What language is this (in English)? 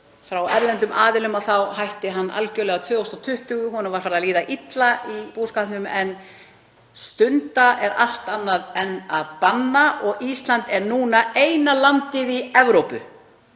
Icelandic